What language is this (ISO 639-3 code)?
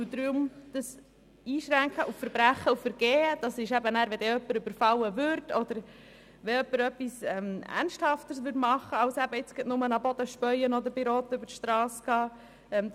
gsw